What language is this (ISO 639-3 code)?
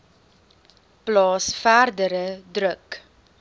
afr